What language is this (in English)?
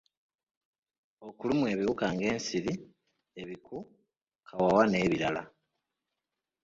Ganda